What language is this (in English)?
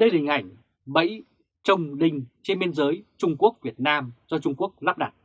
Vietnamese